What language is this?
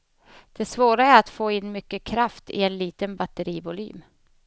Swedish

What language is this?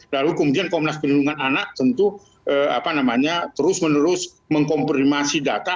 Indonesian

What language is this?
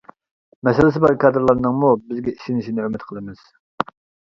Uyghur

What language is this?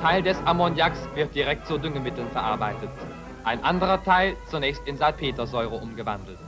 German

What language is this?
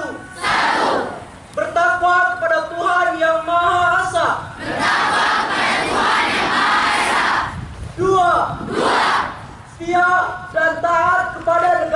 Indonesian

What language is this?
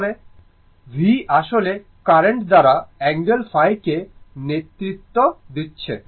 Bangla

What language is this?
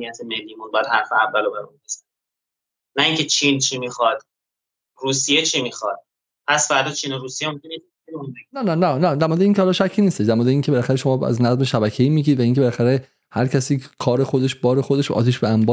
Persian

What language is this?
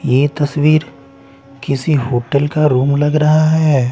Hindi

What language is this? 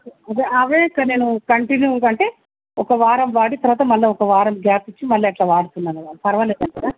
Telugu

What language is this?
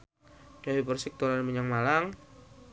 Javanese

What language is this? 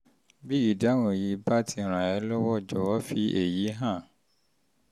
Yoruba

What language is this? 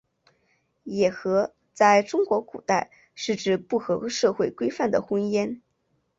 Chinese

